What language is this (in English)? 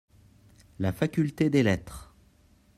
French